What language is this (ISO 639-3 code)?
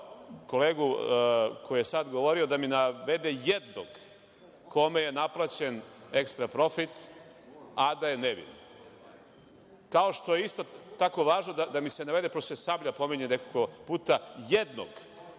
srp